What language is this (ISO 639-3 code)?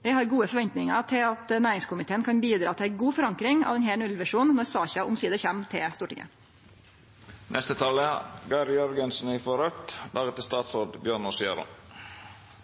nno